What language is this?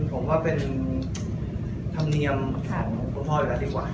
Thai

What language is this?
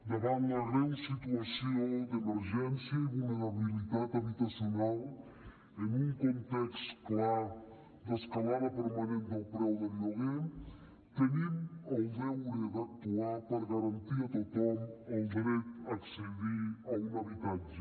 Catalan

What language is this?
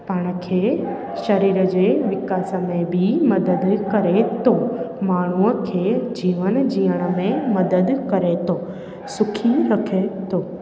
Sindhi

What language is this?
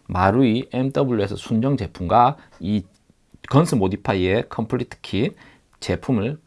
Korean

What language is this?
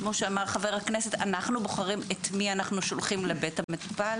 Hebrew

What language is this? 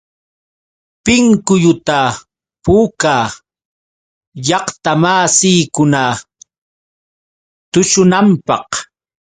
Yauyos Quechua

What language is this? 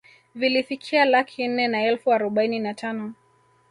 Swahili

